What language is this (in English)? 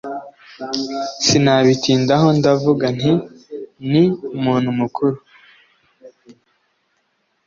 Kinyarwanda